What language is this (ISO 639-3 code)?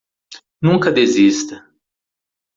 por